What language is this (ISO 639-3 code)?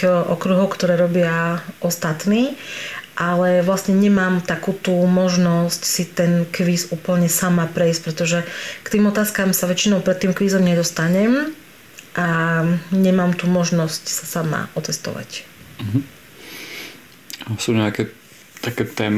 slk